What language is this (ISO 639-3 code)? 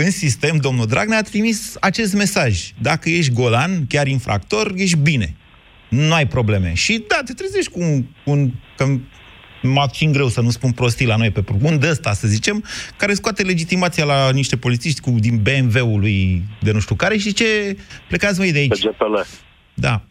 ron